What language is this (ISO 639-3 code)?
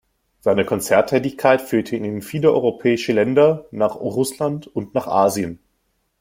deu